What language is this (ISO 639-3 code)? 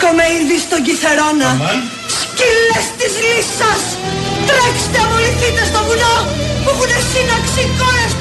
ell